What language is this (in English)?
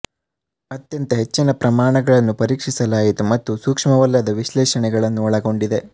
Kannada